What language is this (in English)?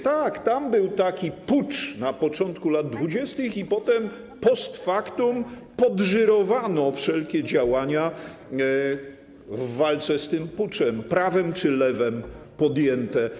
Polish